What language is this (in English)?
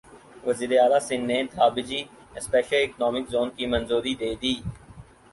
Urdu